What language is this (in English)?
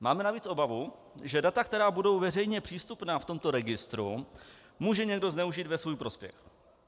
Czech